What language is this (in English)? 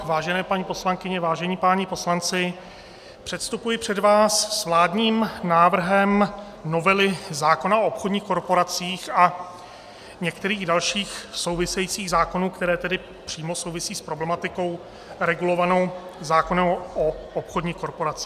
Czech